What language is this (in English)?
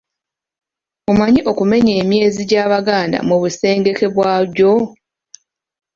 Ganda